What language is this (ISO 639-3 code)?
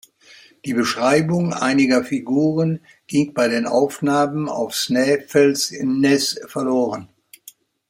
deu